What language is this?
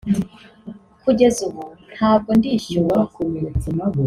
Kinyarwanda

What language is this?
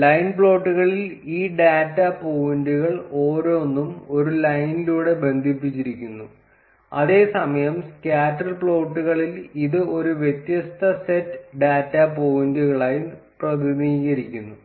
Malayalam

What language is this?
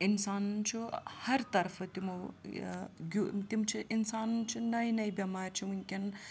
Kashmiri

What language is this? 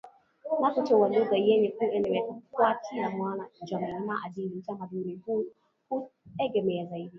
Swahili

